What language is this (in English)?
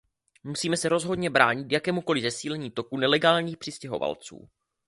Czech